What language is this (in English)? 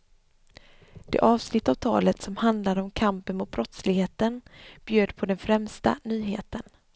Swedish